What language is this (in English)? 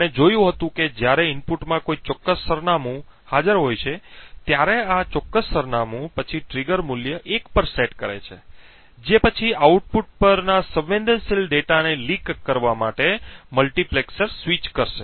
Gujarati